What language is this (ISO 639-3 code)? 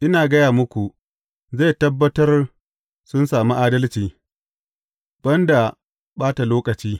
hau